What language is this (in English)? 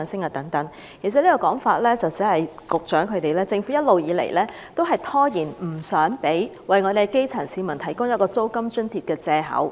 Cantonese